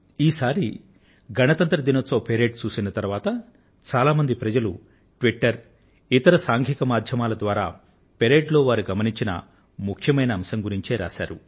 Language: Telugu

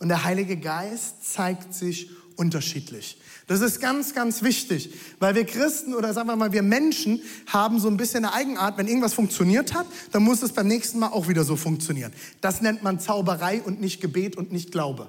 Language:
German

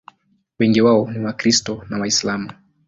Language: Swahili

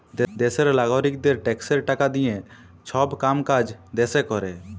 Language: Bangla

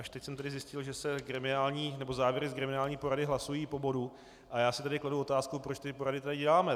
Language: Czech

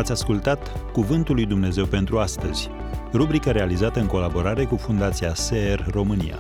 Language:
Romanian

